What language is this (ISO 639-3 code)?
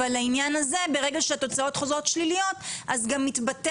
heb